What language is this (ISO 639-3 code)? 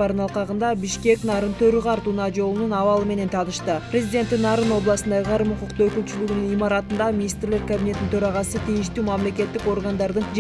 tur